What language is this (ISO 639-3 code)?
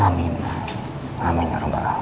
ind